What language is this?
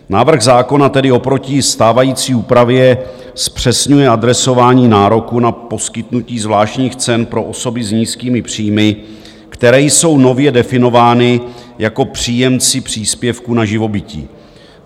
Czech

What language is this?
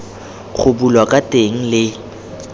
Tswana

